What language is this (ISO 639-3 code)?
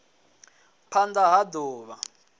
ven